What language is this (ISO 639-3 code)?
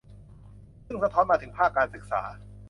tha